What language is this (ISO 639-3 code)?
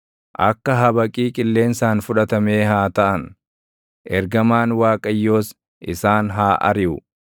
orm